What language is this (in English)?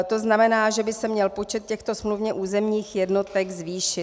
Czech